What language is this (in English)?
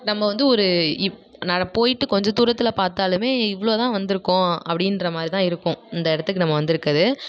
Tamil